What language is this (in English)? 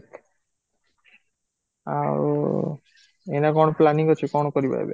Odia